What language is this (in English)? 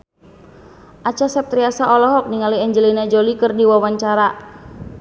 Sundanese